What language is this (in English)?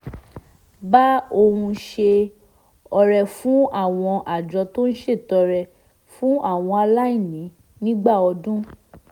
Yoruba